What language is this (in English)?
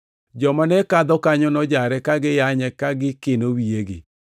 Luo (Kenya and Tanzania)